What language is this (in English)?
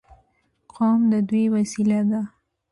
Pashto